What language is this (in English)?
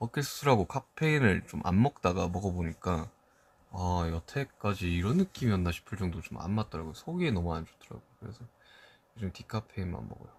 Korean